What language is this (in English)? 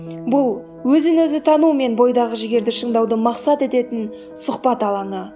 Kazakh